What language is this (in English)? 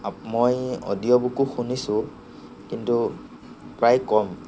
Assamese